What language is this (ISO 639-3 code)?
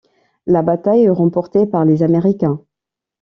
fra